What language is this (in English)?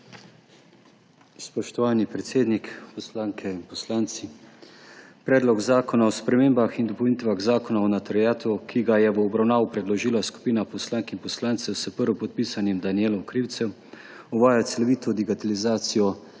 Slovenian